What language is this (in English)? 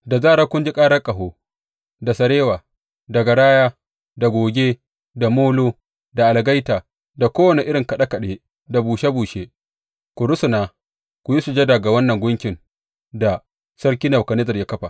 Hausa